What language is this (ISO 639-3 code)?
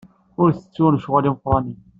kab